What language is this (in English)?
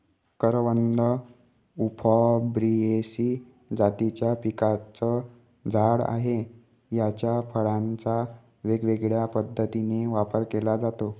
Marathi